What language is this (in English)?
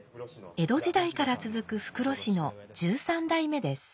Japanese